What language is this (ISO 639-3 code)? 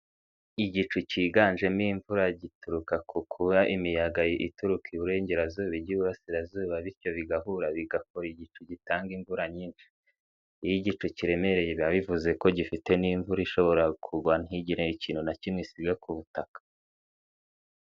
kin